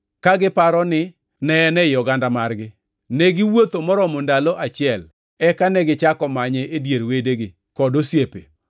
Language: Luo (Kenya and Tanzania)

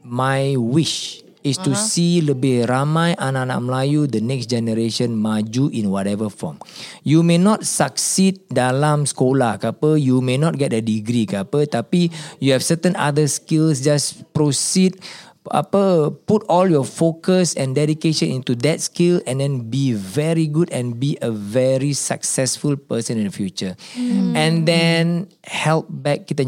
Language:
Malay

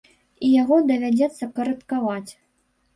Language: Belarusian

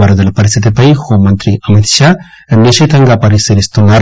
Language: Telugu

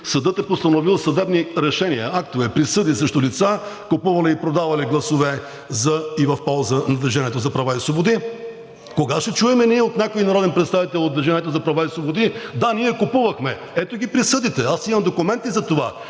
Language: Bulgarian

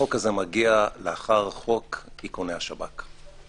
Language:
Hebrew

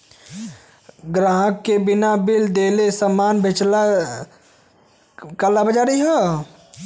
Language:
Bhojpuri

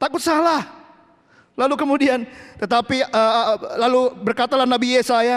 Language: Indonesian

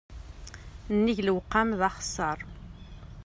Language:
Kabyle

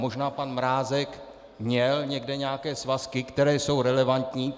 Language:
Czech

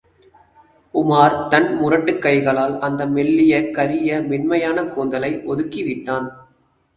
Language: Tamil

